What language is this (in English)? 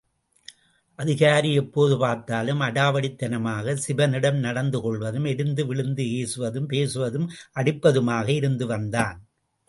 Tamil